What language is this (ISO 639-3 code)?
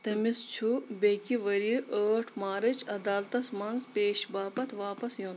kas